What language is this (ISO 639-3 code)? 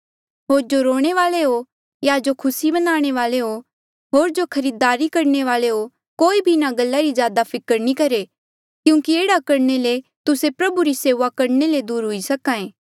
mjl